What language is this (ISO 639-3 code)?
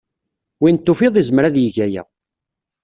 kab